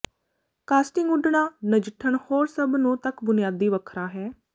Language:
Punjabi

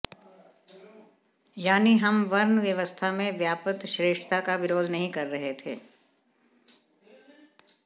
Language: Hindi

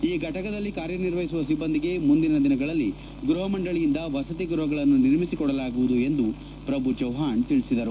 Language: Kannada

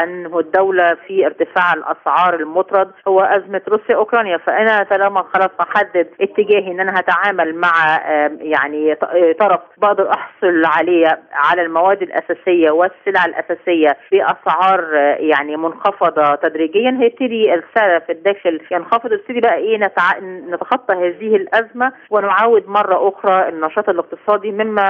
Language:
Arabic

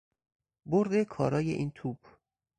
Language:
Persian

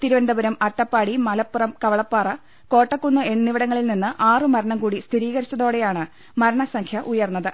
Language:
Malayalam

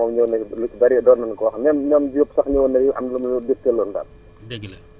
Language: Wolof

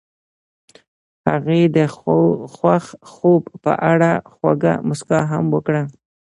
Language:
Pashto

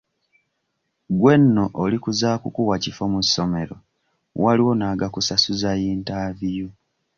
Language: Ganda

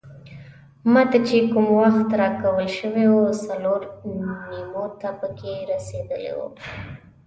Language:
Pashto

